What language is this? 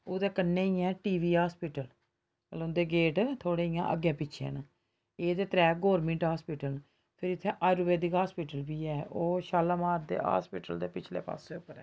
Dogri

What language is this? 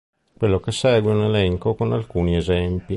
Italian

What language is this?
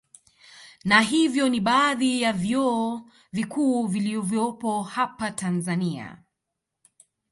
Swahili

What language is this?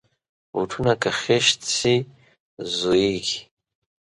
Pashto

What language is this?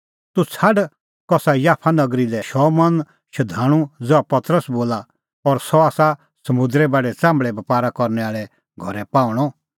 Kullu Pahari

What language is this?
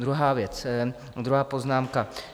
Czech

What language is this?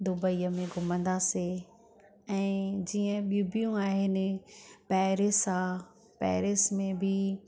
Sindhi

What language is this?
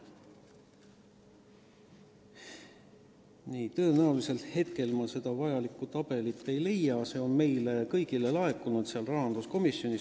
Estonian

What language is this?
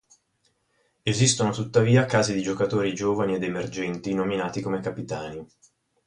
Italian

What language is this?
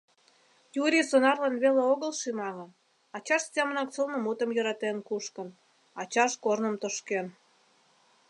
Mari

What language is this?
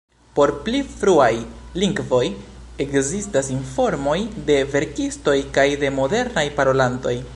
Esperanto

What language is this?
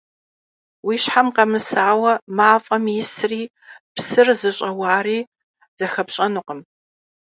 Kabardian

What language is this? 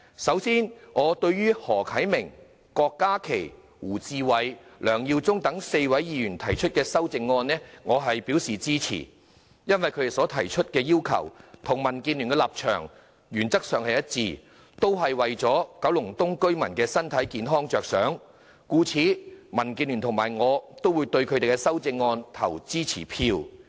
Cantonese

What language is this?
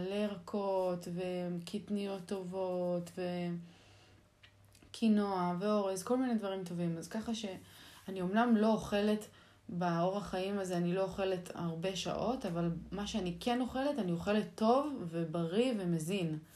Hebrew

